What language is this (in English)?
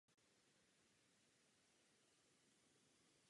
Czech